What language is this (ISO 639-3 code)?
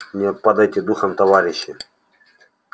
rus